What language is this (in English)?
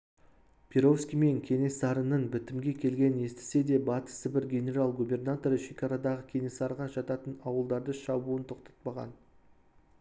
Kazakh